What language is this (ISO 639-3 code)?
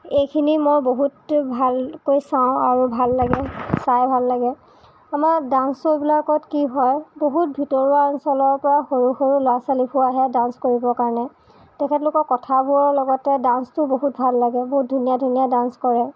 asm